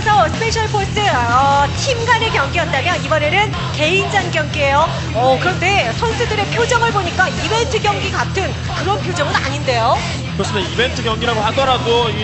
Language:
Korean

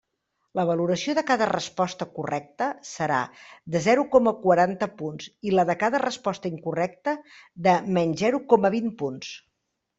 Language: Catalan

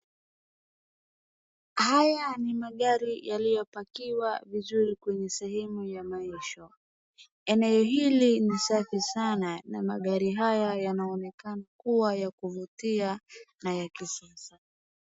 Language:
Swahili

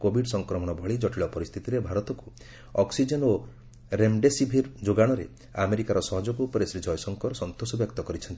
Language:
Odia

